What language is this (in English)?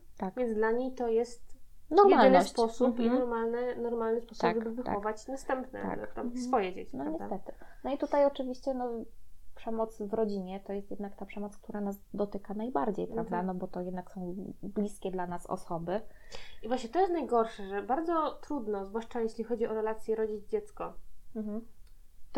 Polish